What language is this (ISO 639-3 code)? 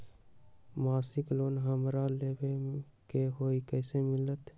mag